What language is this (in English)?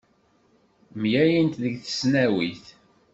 Kabyle